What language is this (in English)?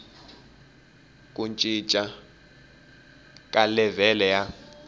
Tsonga